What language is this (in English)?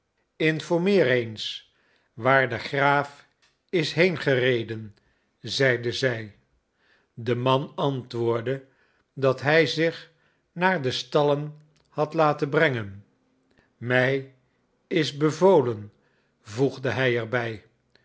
Dutch